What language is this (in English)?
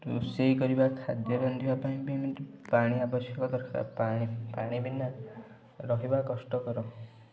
Odia